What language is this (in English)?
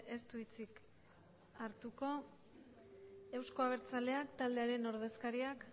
Basque